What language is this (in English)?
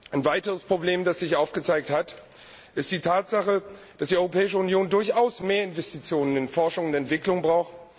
German